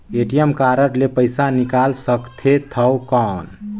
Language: Chhattisgarhi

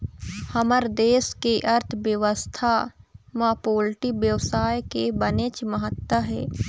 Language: Chhattisgarhi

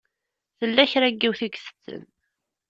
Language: Kabyle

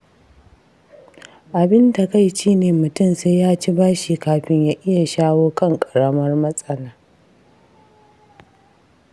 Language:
Hausa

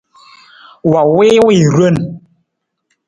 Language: Nawdm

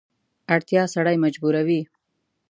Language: Pashto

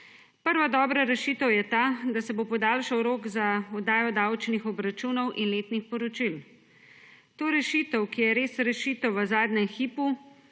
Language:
Slovenian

